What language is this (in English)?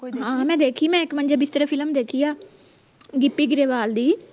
Punjabi